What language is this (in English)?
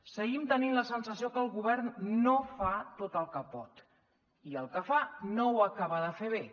Catalan